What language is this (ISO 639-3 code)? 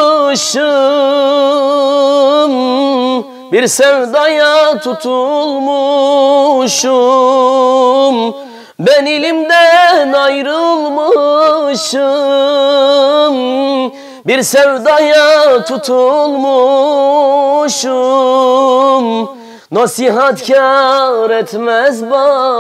tur